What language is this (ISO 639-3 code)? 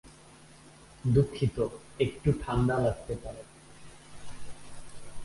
ben